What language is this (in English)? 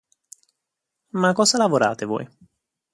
Italian